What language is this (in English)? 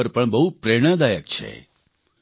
Gujarati